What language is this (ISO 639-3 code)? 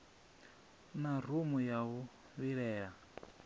ven